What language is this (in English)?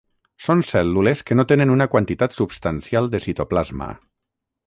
Catalan